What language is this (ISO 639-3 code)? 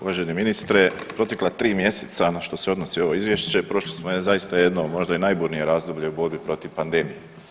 hrv